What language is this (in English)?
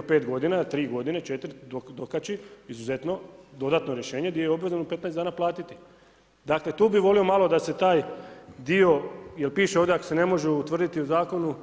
Croatian